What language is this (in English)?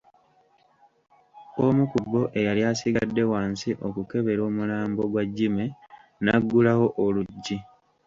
Ganda